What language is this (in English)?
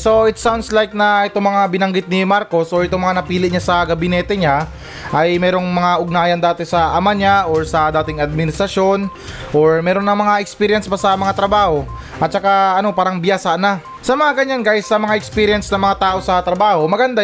Filipino